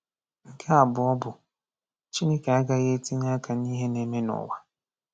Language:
Igbo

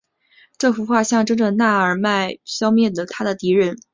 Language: Chinese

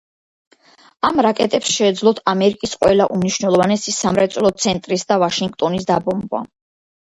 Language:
Georgian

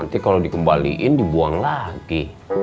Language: Indonesian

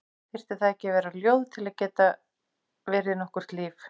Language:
Icelandic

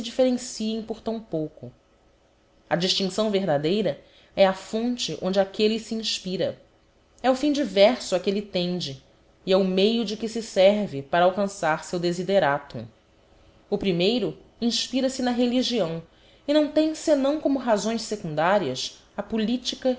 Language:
Portuguese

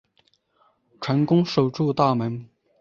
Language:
Chinese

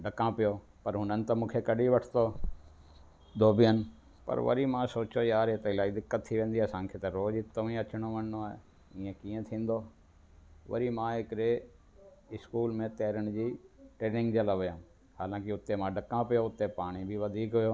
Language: Sindhi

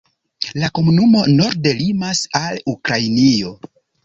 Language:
Esperanto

